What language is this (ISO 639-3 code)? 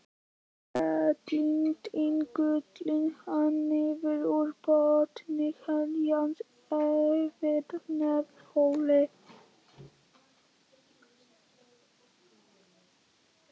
isl